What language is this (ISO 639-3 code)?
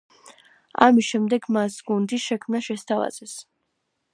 kat